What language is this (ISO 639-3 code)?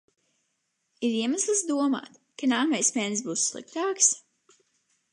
lav